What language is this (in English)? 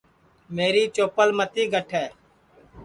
Sansi